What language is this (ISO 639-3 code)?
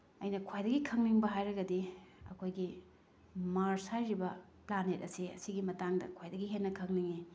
mni